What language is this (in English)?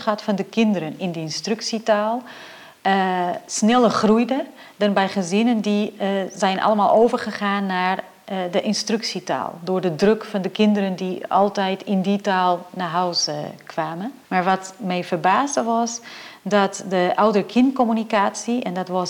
Dutch